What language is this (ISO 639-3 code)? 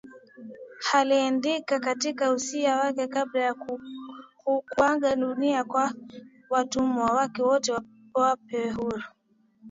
swa